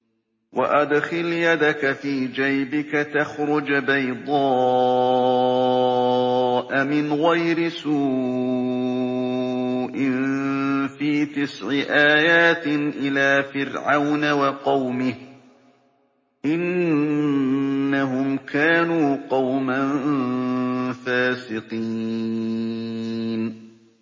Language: Arabic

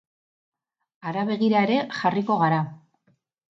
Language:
Basque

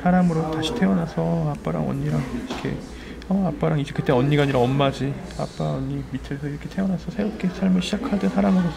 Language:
Korean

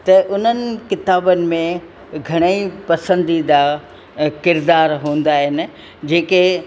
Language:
Sindhi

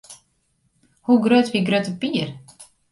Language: Western Frisian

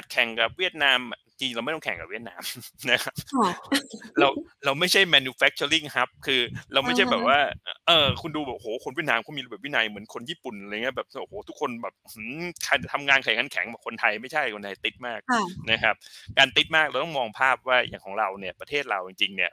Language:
Thai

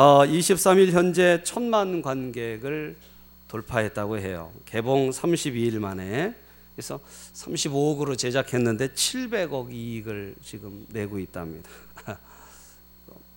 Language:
Korean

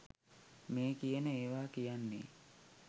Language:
Sinhala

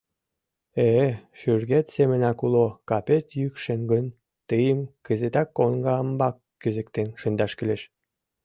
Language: Mari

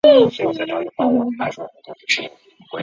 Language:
Chinese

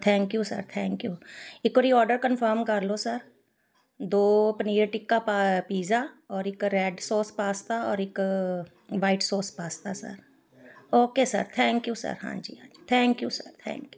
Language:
Punjabi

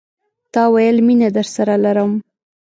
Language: Pashto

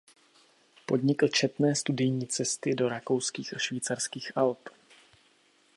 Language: Czech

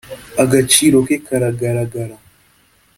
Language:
Kinyarwanda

